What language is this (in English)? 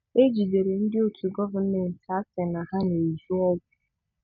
Igbo